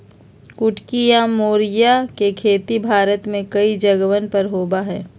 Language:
Magahi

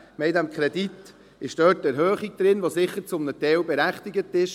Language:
Swiss German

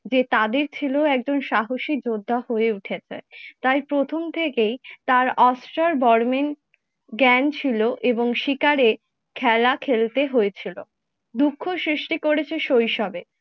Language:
Bangla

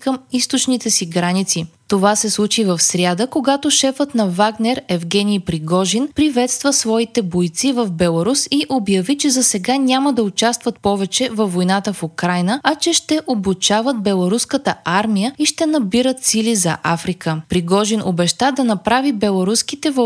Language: Bulgarian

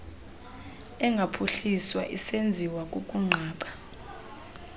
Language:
Xhosa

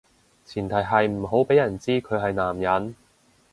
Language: Cantonese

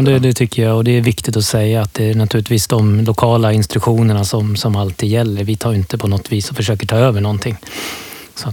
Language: Swedish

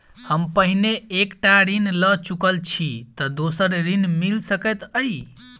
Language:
Maithili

